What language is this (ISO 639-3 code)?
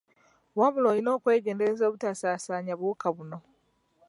lug